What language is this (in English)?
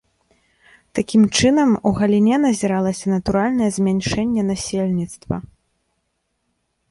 Belarusian